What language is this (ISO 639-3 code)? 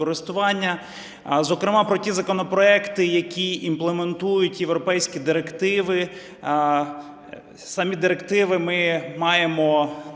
ukr